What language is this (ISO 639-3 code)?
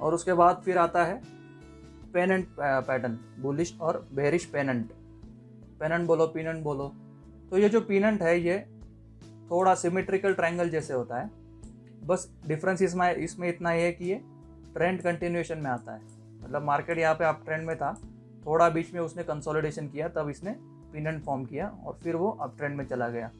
hin